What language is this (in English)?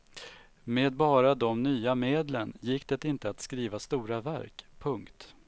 Swedish